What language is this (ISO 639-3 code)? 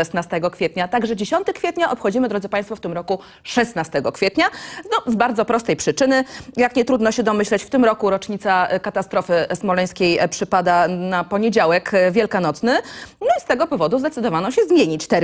pol